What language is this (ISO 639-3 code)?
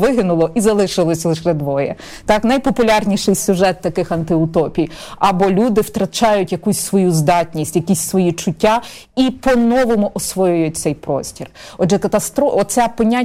ukr